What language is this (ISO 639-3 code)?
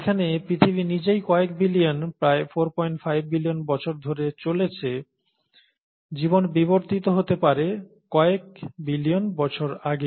ben